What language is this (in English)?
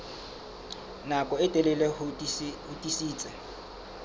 Southern Sotho